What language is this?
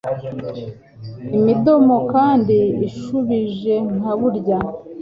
Kinyarwanda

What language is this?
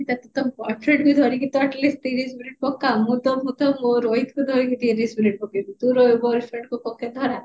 Odia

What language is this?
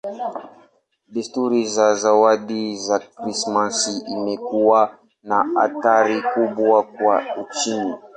Swahili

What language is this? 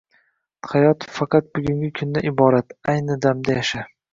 Uzbek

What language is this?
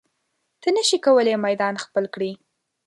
Pashto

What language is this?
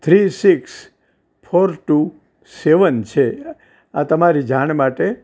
Gujarati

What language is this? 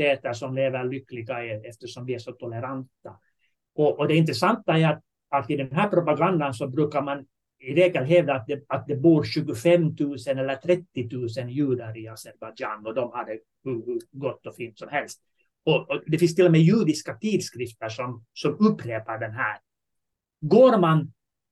Swedish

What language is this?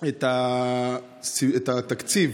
Hebrew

